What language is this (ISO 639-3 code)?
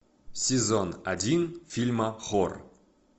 rus